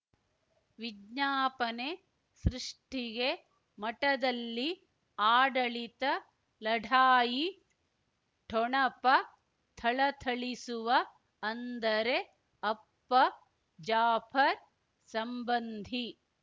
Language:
Kannada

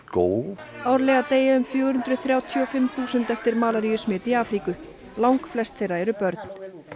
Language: Icelandic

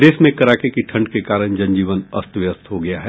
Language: Hindi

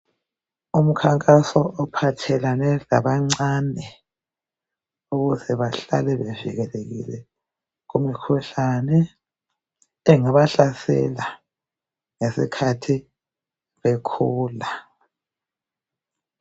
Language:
North Ndebele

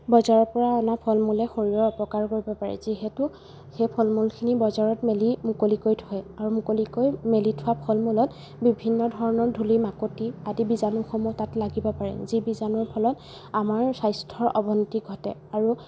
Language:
Assamese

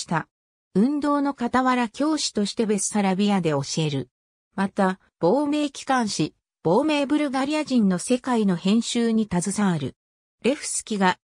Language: Japanese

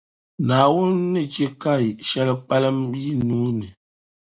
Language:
Dagbani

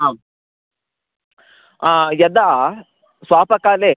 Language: Sanskrit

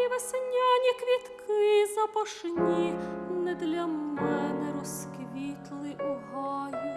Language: Ukrainian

